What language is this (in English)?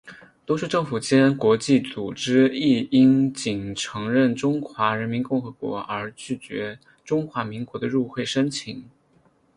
Chinese